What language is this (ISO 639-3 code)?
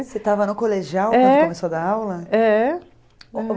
por